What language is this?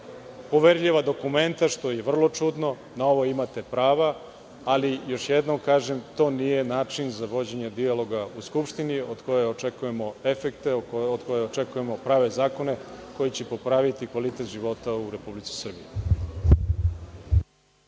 Serbian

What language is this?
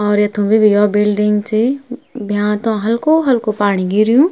Garhwali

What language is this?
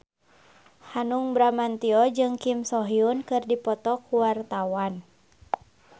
Sundanese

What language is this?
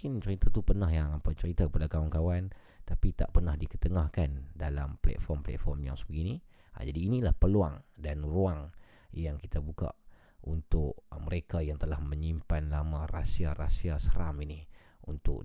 Malay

